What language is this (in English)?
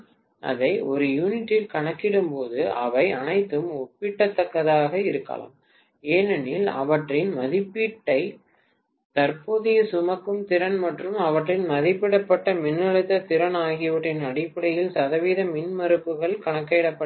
Tamil